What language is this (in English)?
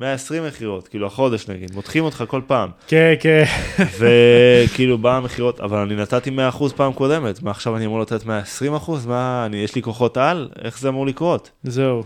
Hebrew